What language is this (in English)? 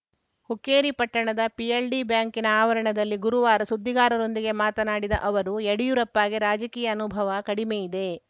Kannada